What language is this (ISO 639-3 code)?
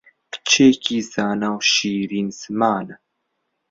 ckb